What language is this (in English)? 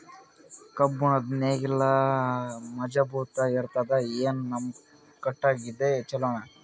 Kannada